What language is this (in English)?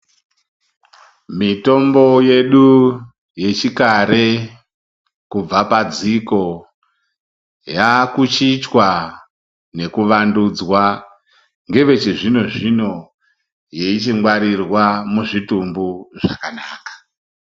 Ndau